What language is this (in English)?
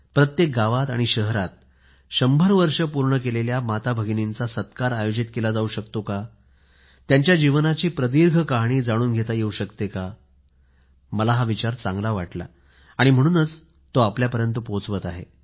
Marathi